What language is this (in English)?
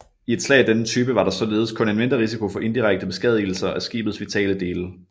Danish